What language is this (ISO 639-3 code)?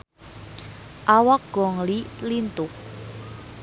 sun